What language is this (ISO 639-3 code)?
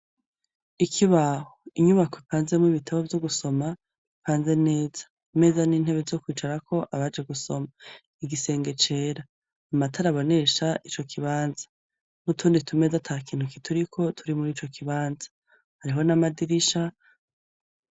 run